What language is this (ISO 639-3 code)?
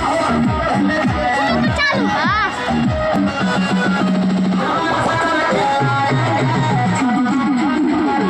tha